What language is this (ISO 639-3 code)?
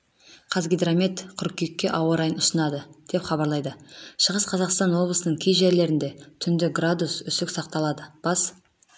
kaz